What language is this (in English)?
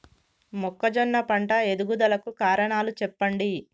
Telugu